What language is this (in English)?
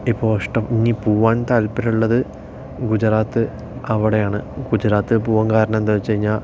Malayalam